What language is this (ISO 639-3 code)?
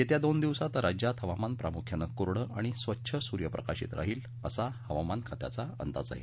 mar